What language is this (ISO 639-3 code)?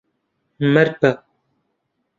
ckb